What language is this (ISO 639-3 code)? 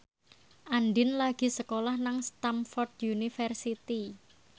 jav